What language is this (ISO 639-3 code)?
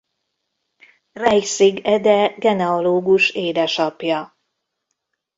hun